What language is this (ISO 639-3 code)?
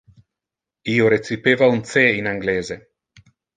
ina